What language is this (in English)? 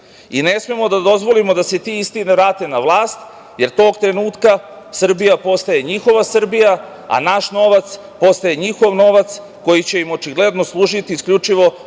Serbian